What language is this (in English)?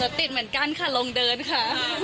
Thai